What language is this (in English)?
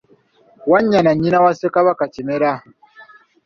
Ganda